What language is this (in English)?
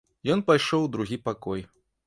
Belarusian